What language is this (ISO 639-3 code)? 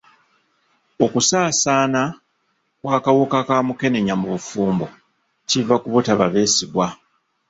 lug